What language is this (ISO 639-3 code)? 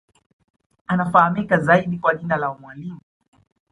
swa